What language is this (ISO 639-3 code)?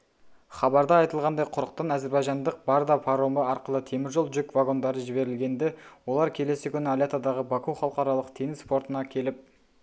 kaz